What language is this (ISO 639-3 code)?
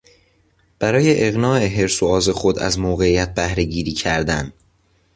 fas